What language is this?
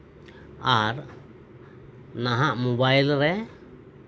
Santali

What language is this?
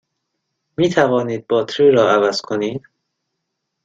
Persian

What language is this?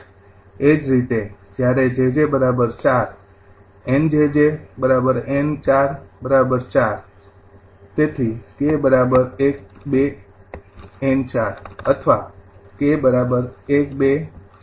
Gujarati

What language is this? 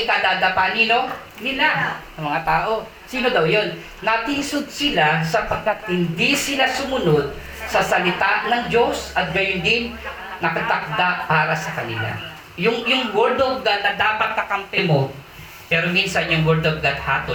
Filipino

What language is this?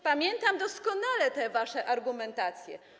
Polish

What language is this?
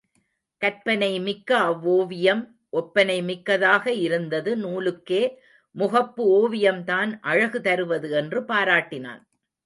Tamil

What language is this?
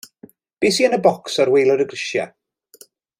Welsh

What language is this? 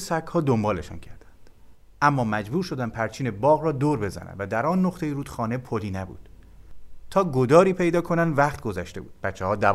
Persian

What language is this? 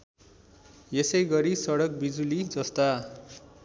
Nepali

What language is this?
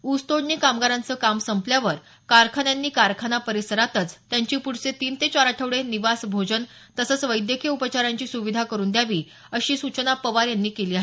Marathi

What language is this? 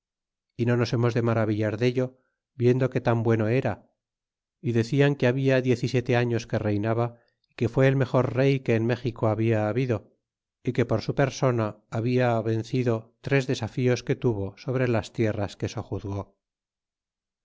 Spanish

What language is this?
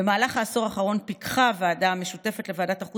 Hebrew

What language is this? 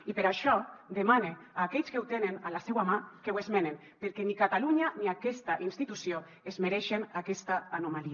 Catalan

